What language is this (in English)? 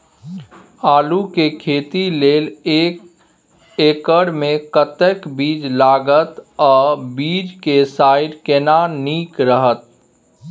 Maithili